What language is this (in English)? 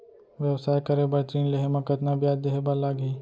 Chhattisgarhi